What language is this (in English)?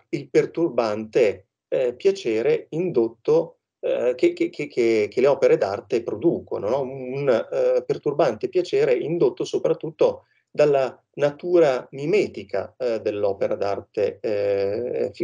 Italian